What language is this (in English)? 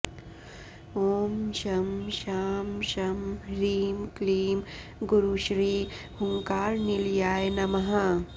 Sanskrit